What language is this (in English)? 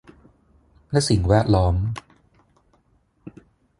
Thai